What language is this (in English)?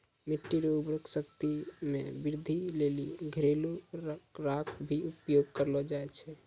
Maithili